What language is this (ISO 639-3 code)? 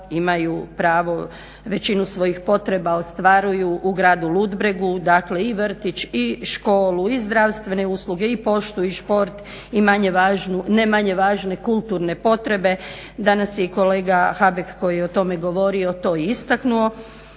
hrv